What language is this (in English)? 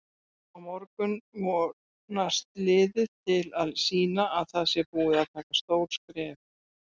Icelandic